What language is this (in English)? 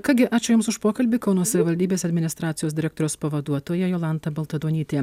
Lithuanian